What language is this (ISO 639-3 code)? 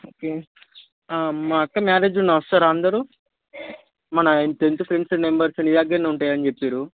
tel